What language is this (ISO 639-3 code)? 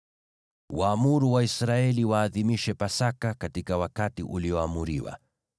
swa